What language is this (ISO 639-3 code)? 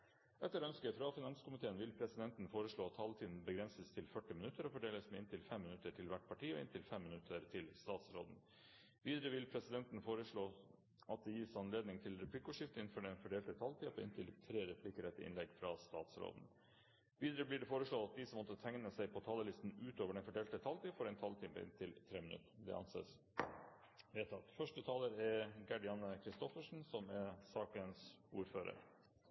nob